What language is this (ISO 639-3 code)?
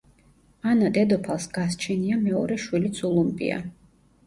kat